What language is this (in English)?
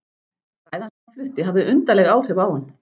Icelandic